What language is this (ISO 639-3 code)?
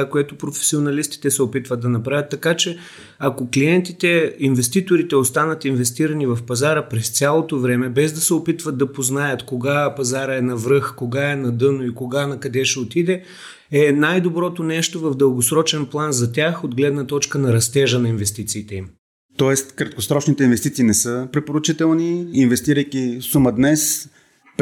bul